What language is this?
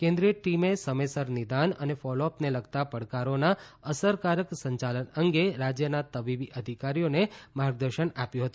Gujarati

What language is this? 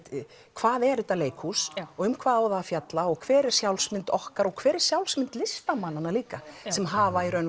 Icelandic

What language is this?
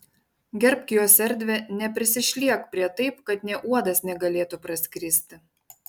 Lithuanian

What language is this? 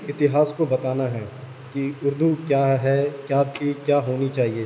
Urdu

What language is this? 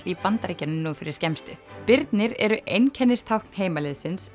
Icelandic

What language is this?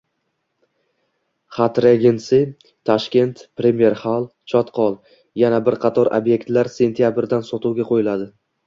Uzbek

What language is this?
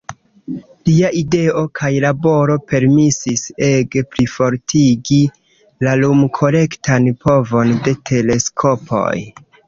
Esperanto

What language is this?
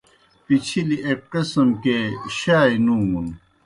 Kohistani Shina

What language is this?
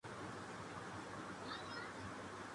Urdu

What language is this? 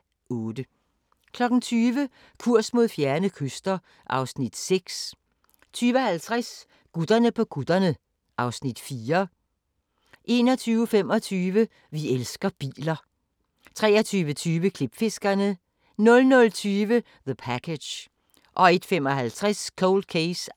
Danish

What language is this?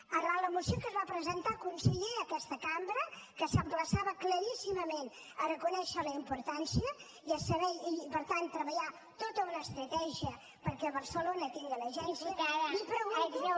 Catalan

